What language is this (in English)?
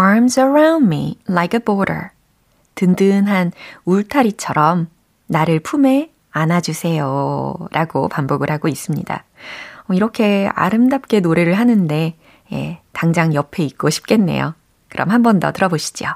Korean